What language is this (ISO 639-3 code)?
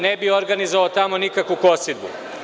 srp